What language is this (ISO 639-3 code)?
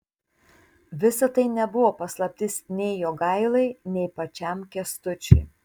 lit